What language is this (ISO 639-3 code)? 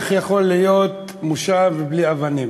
heb